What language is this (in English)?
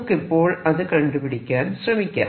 Malayalam